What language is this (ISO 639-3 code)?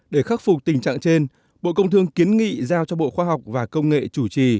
vie